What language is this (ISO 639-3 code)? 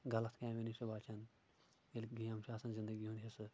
kas